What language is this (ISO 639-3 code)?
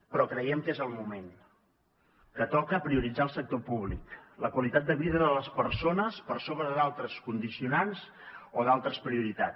cat